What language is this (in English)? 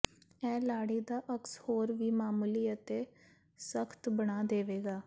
Punjabi